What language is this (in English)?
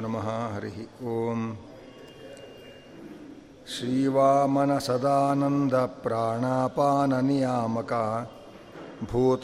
Kannada